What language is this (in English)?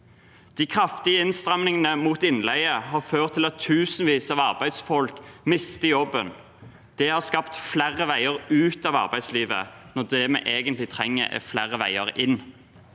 Norwegian